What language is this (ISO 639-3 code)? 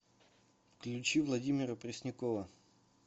rus